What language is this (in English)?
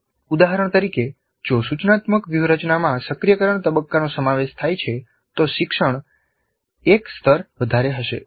Gujarati